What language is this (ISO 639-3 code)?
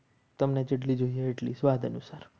guj